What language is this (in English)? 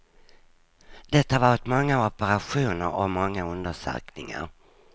Swedish